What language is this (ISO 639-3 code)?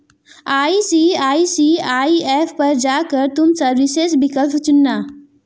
hin